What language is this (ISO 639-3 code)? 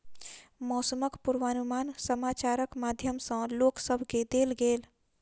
mai